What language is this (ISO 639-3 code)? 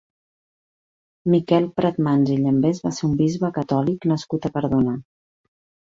cat